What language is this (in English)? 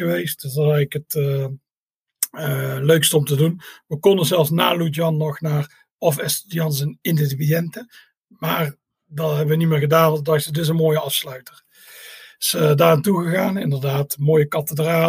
Dutch